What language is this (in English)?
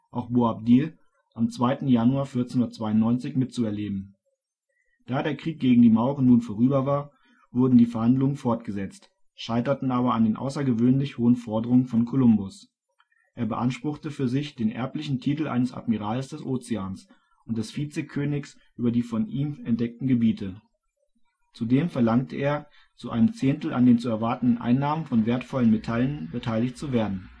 German